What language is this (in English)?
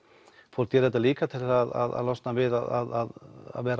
Icelandic